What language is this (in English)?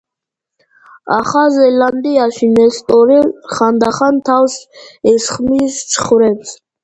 Georgian